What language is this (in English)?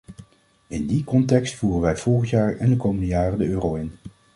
Dutch